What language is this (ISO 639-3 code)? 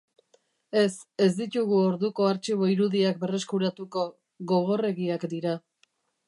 eus